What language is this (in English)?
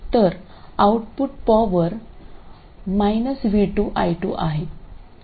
Marathi